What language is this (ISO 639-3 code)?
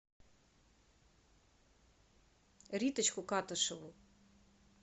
rus